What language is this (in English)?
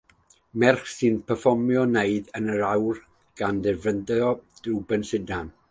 Welsh